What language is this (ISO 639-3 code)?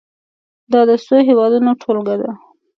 pus